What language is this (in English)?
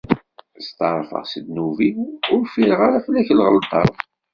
Kabyle